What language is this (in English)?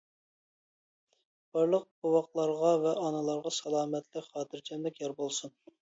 Uyghur